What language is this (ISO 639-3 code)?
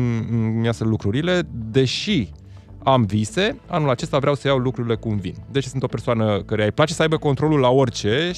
ron